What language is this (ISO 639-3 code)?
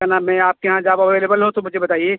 urd